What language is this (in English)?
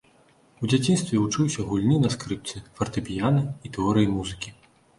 Belarusian